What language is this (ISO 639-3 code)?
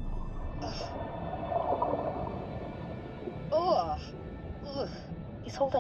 pol